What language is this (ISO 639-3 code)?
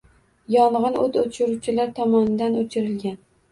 uzb